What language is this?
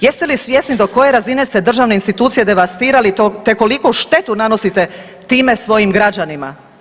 Croatian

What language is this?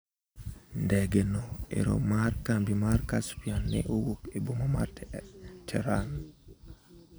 Luo (Kenya and Tanzania)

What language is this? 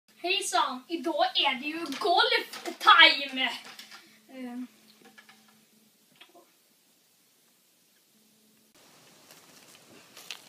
Swedish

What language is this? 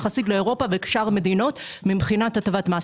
Hebrew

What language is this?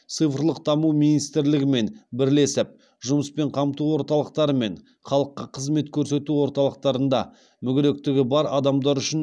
Kazakh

